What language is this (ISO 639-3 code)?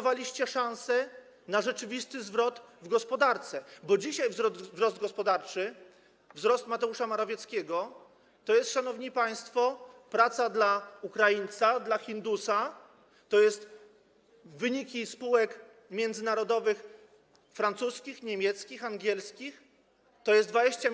pol